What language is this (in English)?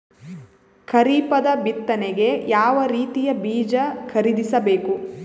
Kannada